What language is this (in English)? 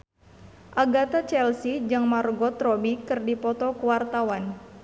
Sundanese